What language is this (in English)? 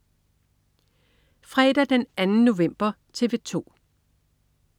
Danish